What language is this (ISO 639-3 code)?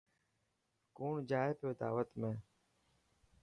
mki